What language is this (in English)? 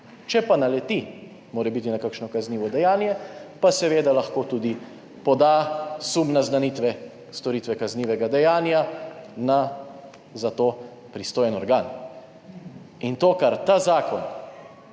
Slovenian